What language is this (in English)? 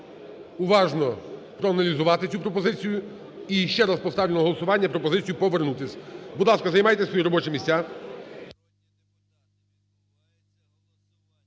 Ukrainian